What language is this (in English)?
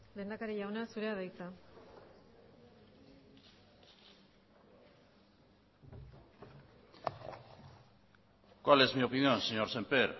Basque